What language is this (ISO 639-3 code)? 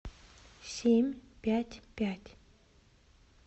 rus